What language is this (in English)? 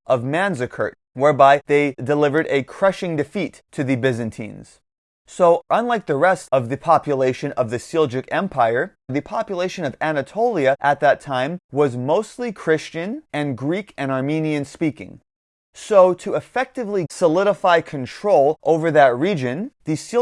English